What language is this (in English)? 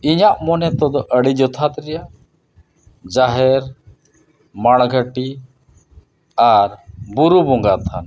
Santali